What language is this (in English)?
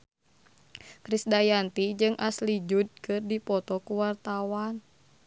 Sundanese